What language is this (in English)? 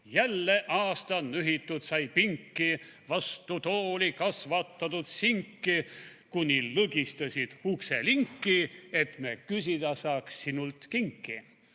Estonian